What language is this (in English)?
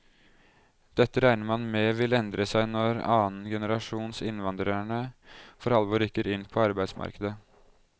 Norwegian